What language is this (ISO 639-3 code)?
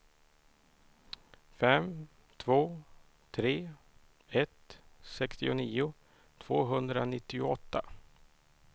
swe